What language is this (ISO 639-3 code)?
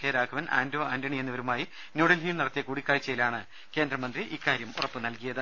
mal